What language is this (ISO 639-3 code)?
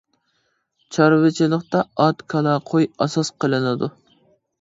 uig